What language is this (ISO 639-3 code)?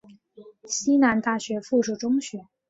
zho